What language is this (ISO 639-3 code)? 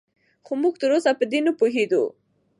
pus